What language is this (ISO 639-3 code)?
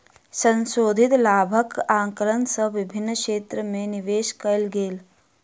mai